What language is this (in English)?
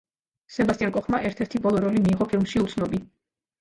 Georgian